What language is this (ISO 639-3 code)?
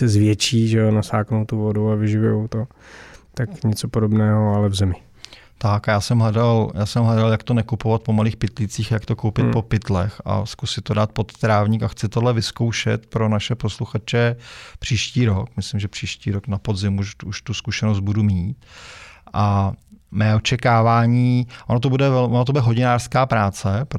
ces